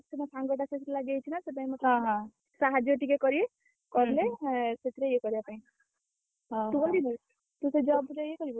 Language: Odia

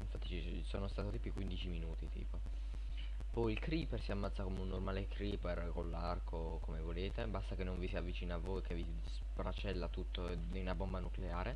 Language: Italian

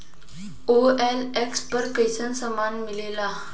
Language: Bhojpuri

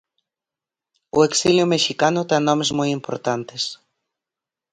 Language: Galician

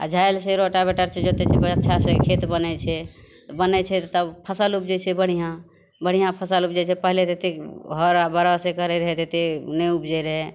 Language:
Maithili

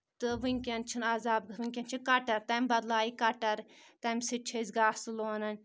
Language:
Kashmiri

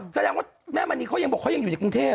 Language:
Thai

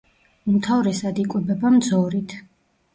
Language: Georgian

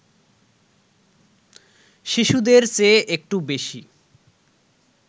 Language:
Bangla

